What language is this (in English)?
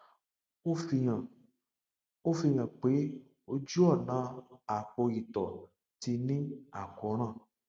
Yoruba